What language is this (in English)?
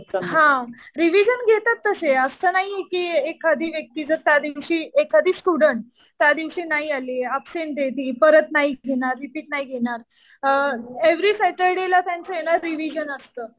Marathi